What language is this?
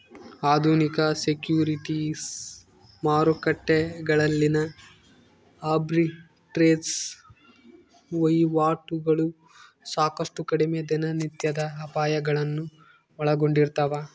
Kannada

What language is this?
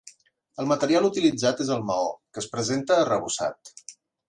Catalan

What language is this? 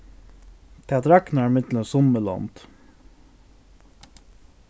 Faroese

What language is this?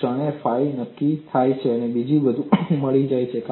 Gujarati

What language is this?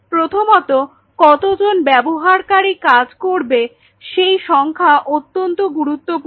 Bangla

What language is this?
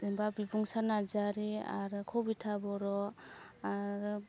Bodo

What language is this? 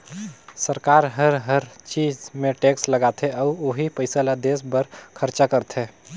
Chhattisgarhi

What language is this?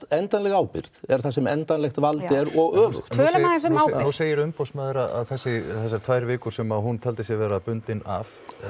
Icelandic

